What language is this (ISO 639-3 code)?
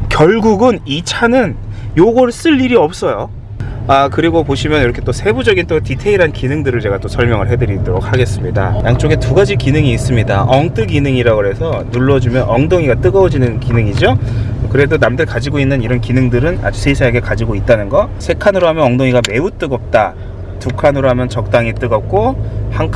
kor